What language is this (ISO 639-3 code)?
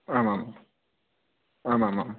san